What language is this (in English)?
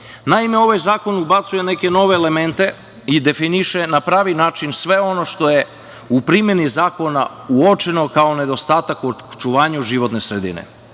Serbian